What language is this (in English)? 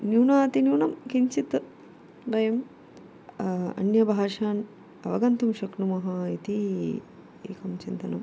Sanskrit